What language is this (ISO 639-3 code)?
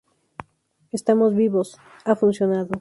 spa